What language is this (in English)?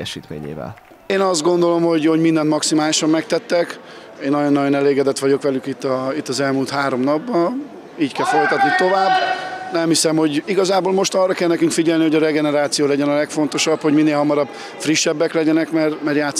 Hungarian